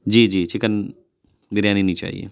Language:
Urdu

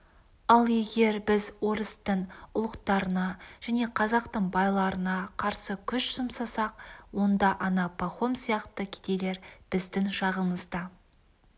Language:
Kazakh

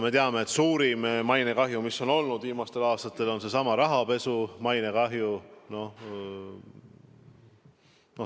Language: Estonian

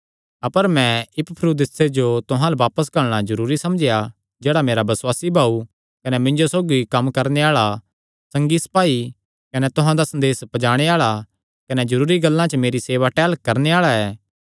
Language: Kangri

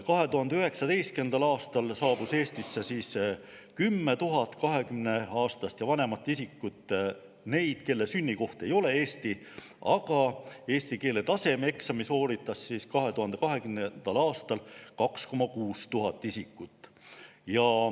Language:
Estonian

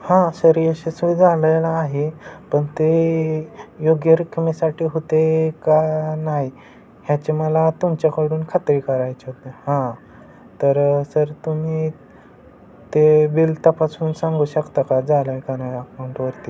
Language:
Marathi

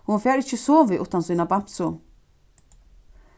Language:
Faroese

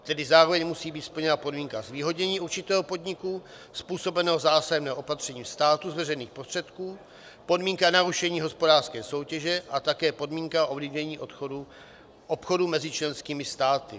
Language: Czech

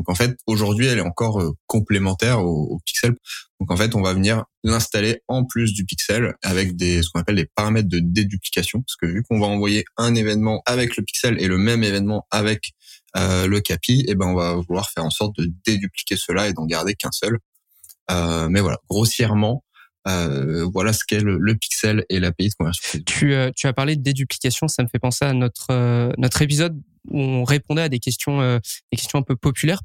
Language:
French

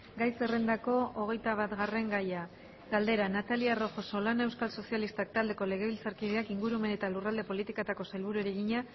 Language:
Basque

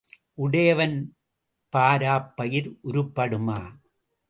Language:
Tamil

